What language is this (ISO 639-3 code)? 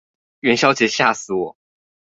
zho